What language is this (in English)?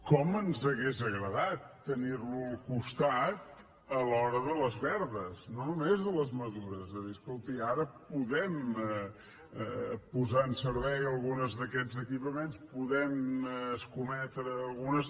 Catalan